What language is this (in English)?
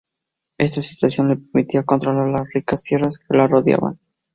Spanish